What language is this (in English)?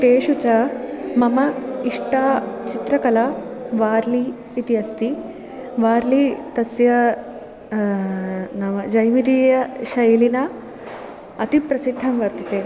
Sanskrit